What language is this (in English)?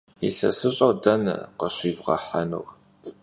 Kabardian